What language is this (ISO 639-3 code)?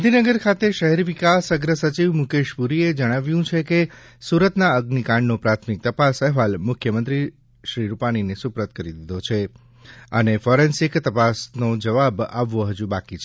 guj